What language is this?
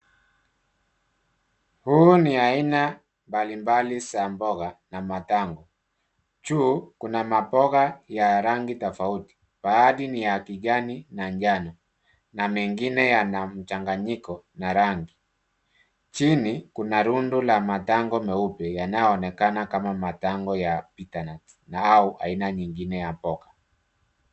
Swahili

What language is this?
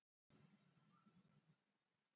Icelandic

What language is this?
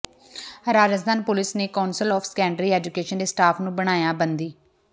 Punjabi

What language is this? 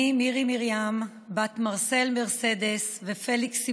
Hebrew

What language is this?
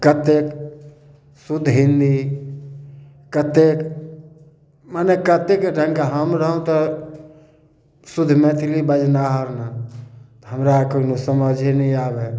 Maithili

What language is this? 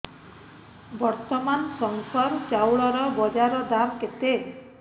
Odia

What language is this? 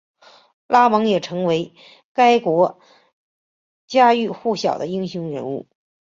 Chinese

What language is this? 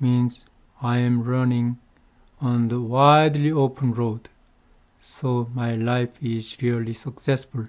Korean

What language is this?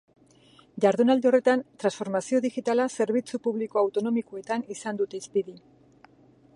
Basque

